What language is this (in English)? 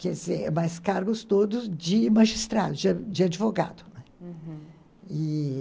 Portuguese